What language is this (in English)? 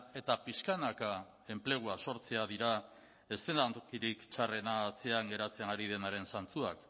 Basque